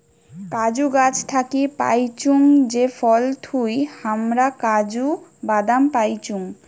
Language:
Bangla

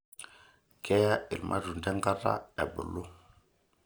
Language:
Masai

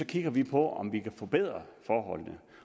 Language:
Danish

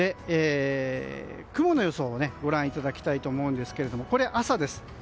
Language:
Japanese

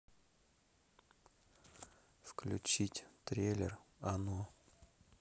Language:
Russian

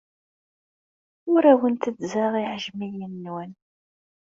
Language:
Kabyle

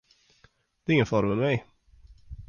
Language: Swedish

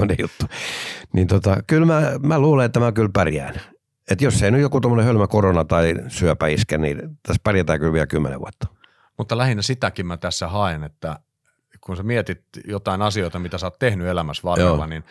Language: Finnish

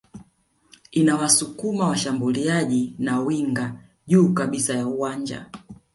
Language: Swahili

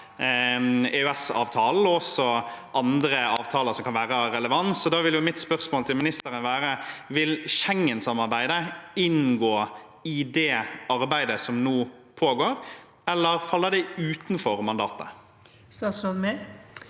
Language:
Norwegian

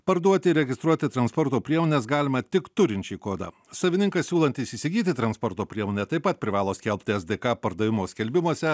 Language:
Lithuanian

